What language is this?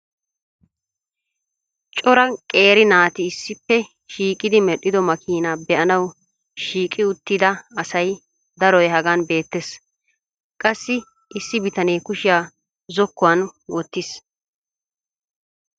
Wolaytta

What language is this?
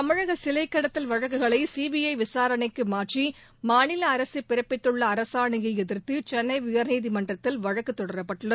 Tamil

